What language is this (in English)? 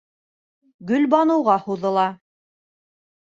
Bashkir